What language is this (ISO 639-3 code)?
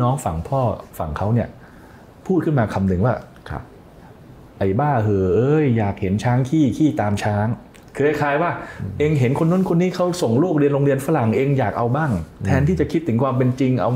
tha